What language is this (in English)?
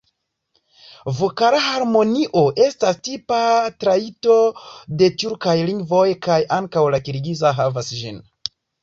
Esperanto